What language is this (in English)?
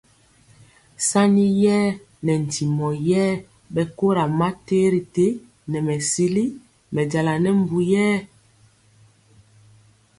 Mpiemo